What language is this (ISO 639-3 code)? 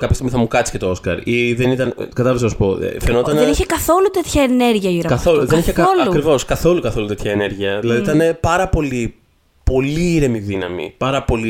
ell